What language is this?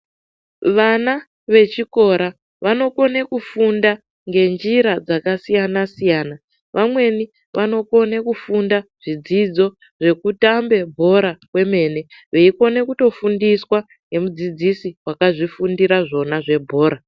Ndau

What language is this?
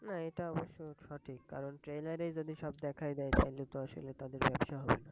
Bangla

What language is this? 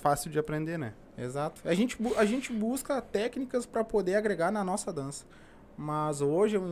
Portuguese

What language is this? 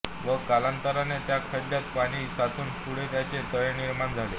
Marathi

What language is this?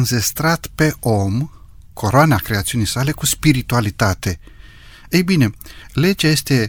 Romanian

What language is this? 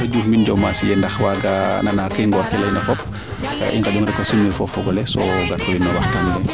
Serer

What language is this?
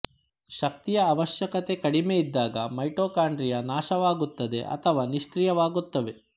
Kannada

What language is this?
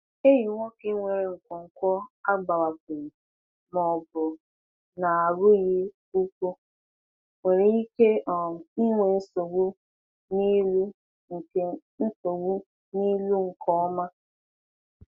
Igbo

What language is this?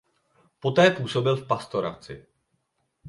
Czech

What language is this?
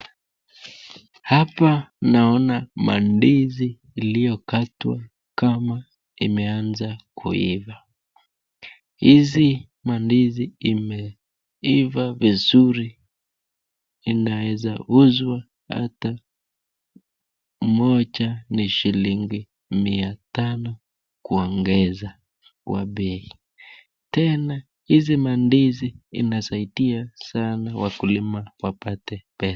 Swahili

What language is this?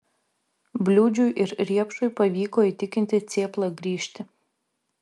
Lithuanian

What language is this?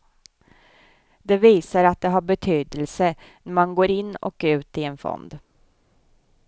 Swedish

